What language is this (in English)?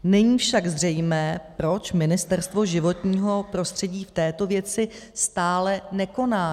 Czech